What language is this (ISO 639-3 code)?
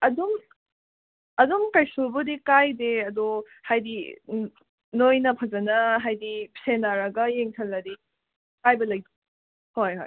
mni